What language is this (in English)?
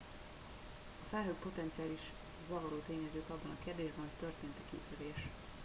Hungarian